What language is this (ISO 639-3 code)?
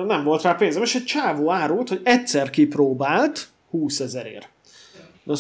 hun